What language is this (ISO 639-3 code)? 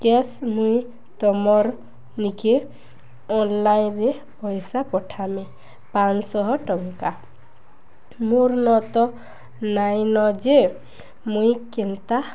ori